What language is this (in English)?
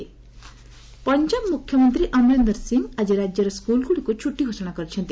Odia